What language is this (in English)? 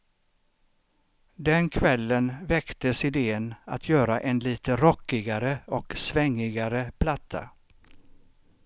Swedish